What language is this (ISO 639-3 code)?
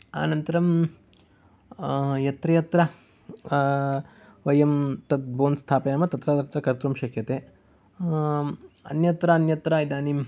san